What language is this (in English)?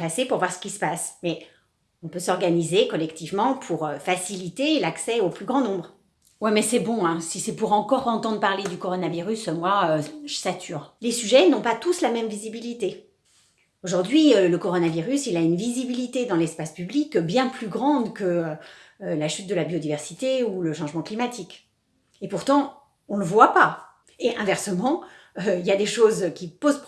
French